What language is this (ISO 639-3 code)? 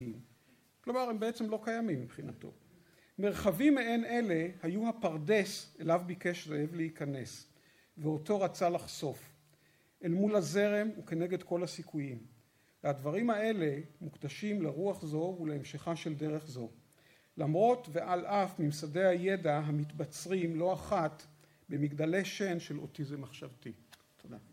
heb